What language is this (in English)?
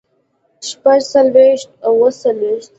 Pashto